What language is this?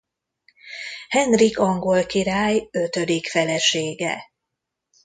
Hungarian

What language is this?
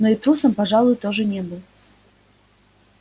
Russian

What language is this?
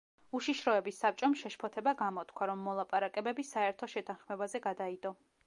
Georgian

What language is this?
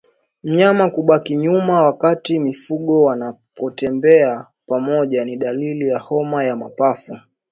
Swahili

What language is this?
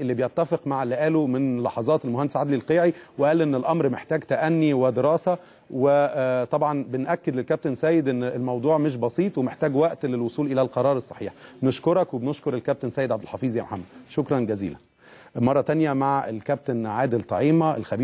Arabic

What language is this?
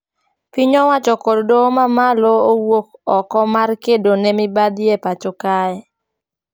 Luo (Kenya and Tanzania)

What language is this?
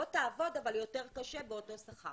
Hebrew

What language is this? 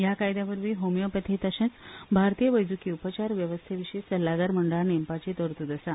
Konkani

